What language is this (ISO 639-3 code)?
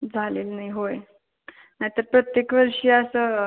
mar